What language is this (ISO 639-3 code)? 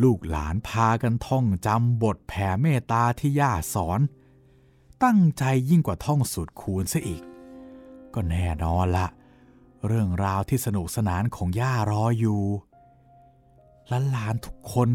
tha